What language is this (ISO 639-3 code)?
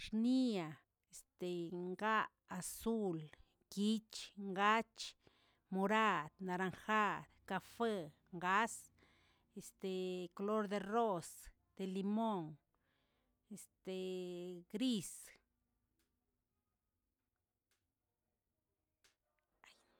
zts